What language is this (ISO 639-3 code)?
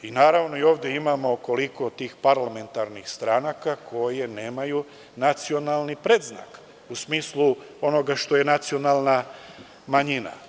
srp